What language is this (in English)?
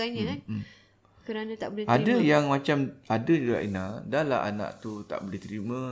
Malay